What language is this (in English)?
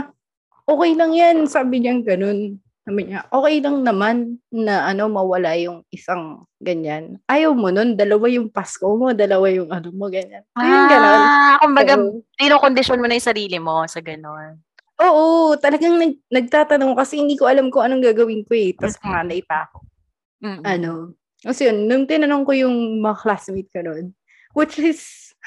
Filipino